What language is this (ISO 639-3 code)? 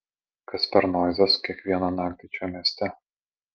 lit